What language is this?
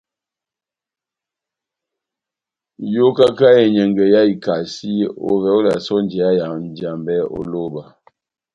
Batanga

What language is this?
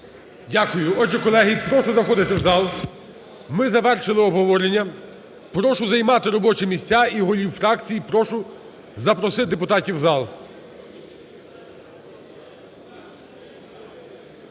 Ukrainian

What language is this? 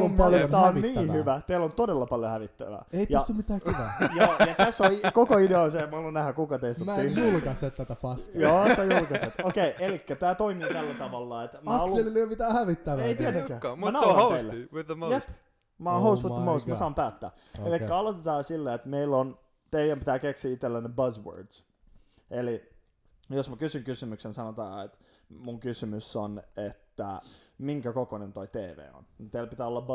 Finnish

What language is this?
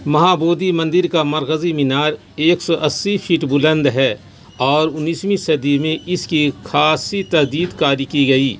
Urdu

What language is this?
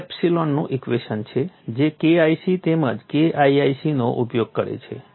Gujarati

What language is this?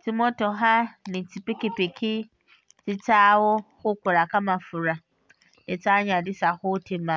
Masaaba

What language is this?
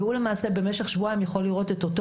Hebrew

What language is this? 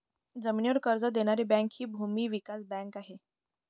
Marathi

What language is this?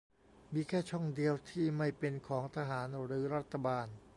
Thai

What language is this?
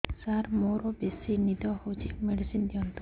Odia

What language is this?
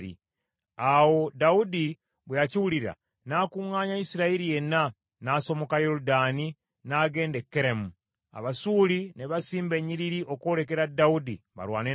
Ganda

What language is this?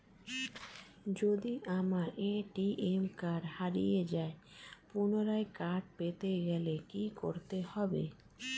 Bangla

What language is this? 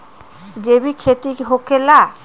Magahi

